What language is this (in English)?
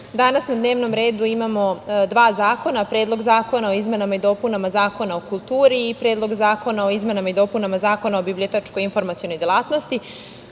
Serbian